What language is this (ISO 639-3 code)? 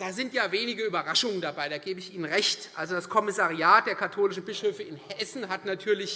deu